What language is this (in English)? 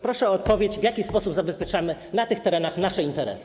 Polish